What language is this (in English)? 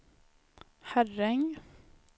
Swedish